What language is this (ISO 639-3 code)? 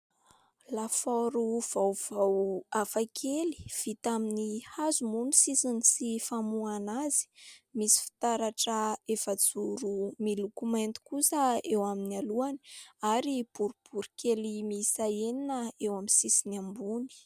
mlg